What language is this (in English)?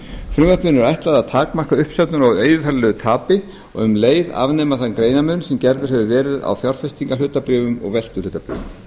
Icelandic